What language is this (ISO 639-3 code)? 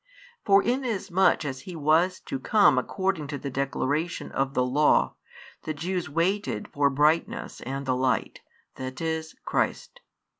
eng